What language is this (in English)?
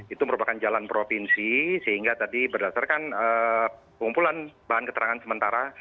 Indonesian